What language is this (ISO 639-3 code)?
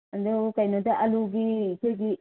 mni